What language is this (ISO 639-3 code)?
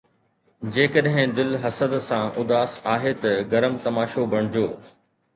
snd